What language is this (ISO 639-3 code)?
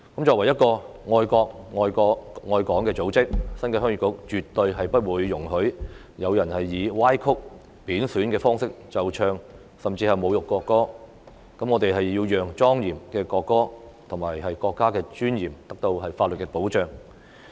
yue